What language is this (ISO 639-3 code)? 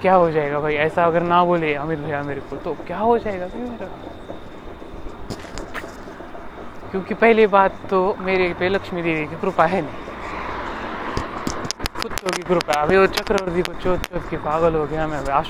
mar